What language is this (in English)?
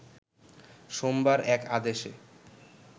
Bangla